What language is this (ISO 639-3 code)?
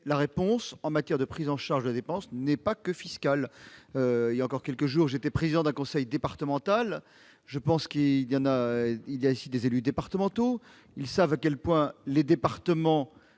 fra